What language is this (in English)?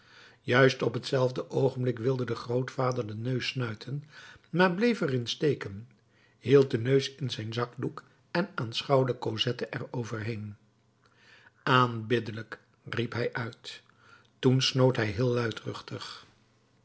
Dutch